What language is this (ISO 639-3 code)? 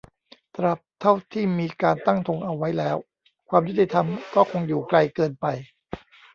tha